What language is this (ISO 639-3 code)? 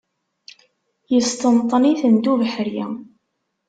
kab